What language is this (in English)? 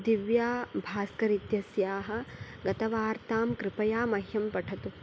Sanskrit